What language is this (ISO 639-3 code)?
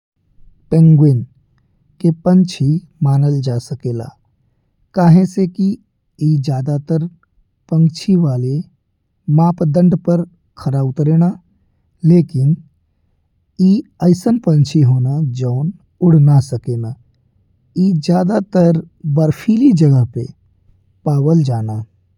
bho